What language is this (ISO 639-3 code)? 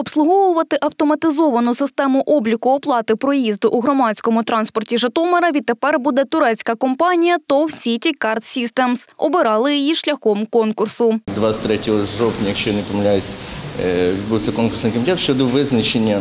ukr